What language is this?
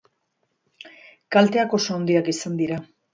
Basque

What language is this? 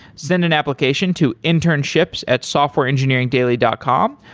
English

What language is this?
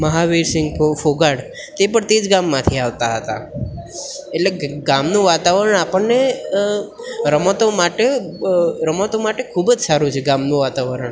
Gujarati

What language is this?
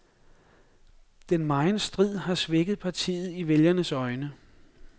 Danish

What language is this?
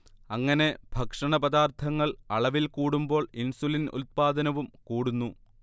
Malayalam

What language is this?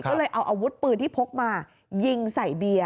Thai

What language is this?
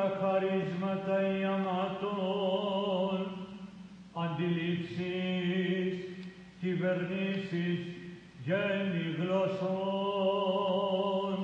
Greek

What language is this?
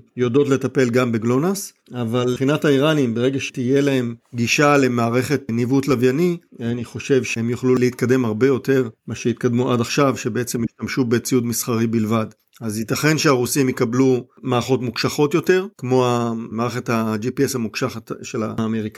Hebrew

